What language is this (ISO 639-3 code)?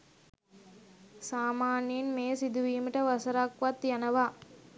sin